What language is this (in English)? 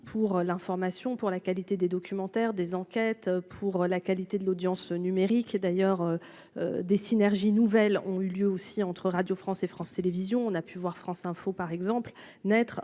French